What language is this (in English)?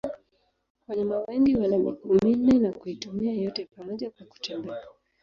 Swahili